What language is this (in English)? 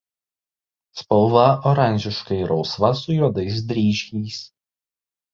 Lithuanian